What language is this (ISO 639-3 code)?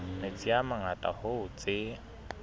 sot